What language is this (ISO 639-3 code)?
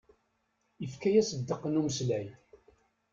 kab